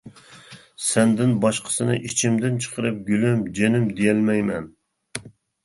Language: Uyghur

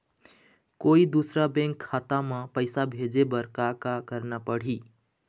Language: Chhattisgarhi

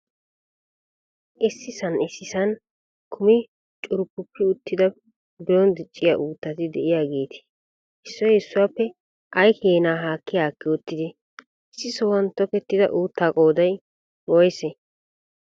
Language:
Wolaytta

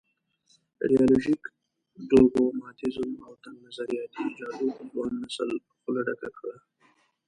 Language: Pashto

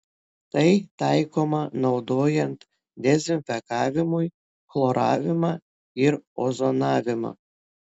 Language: Lithuanian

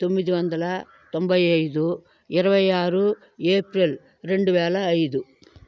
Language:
Telugu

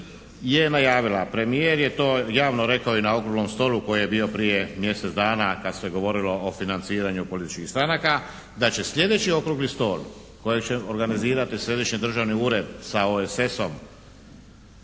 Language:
Croatian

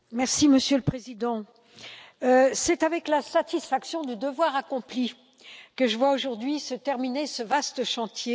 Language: French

